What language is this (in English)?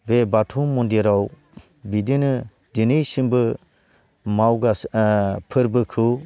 Bodo